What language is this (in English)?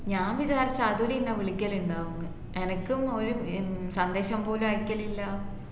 Malayalam